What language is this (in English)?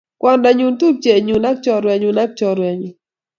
Kalenjin